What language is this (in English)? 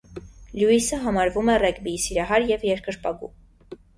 Armenian